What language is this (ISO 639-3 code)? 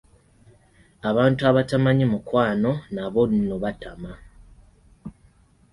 lug